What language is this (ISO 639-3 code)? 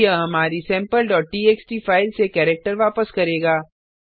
hin